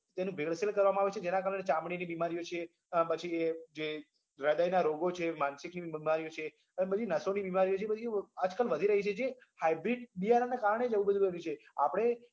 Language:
Gujarati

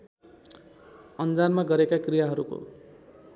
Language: Nepali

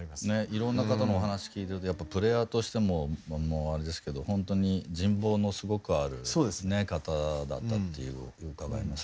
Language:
Japanese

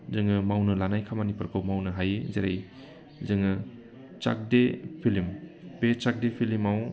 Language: Bodo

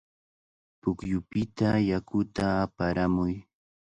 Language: Cajatambo North Lima Quechua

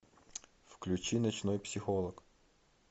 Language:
Russian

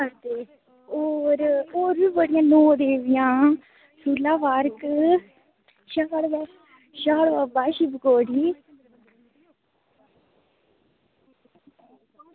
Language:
Dogri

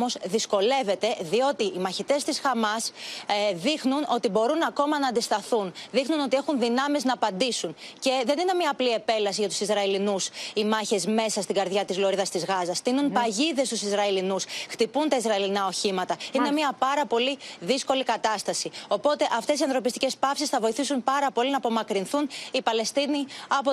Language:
Greek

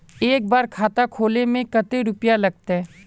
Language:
Magahi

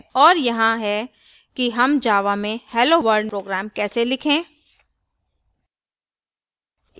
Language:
Hindi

